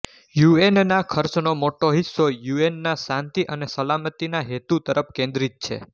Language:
Gujarati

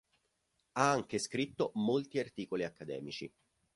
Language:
Italian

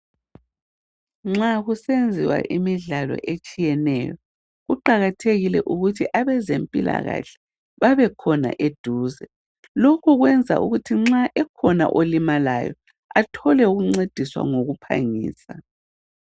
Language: North Ndebele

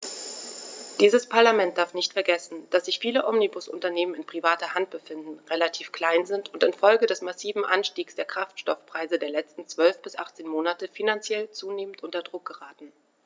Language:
German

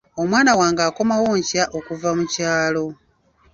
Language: Ganda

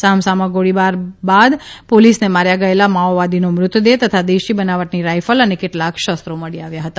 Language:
Gujarati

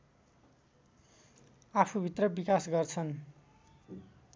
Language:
Nepali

